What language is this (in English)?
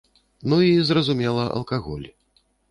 Belarusian